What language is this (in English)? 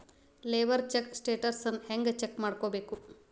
Kannada